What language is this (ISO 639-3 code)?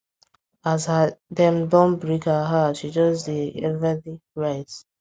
pcm